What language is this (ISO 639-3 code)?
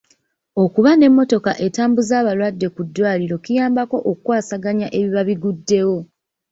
lug